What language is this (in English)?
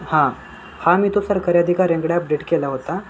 Marathi